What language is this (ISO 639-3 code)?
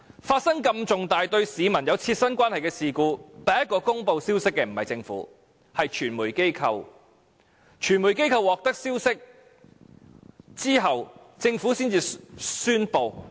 yue